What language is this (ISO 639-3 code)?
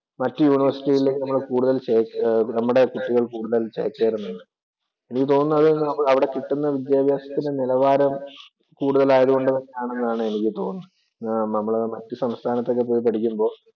mal